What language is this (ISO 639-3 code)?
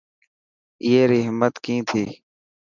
mki